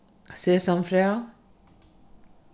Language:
Faroese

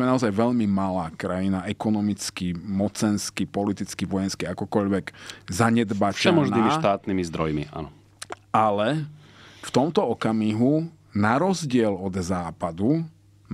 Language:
Slovak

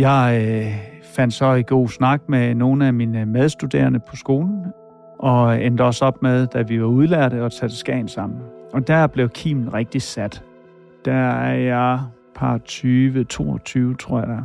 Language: Danish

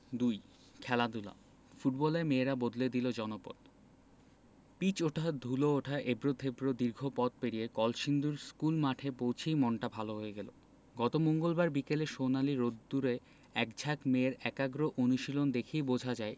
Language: Bangla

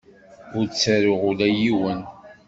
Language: Kabyle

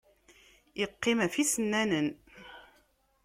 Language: Kabyle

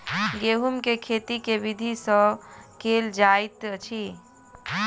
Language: Maithili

